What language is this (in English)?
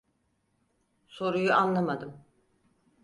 Turkish